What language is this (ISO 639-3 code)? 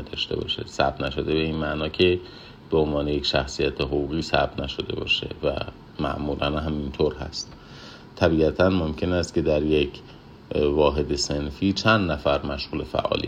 fas